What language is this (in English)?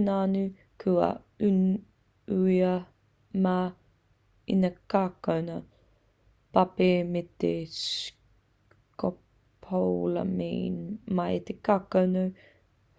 Māori